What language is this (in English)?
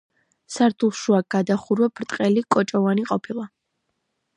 Georgian